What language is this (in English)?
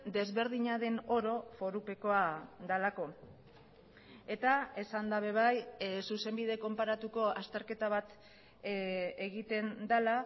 Basque